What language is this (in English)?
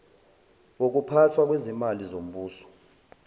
Zulu